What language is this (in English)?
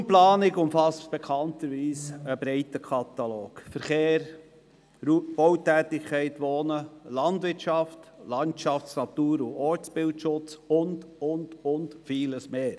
Swiss German